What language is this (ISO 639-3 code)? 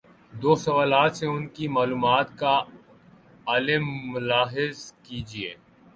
urd